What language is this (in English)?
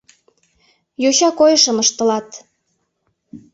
Mari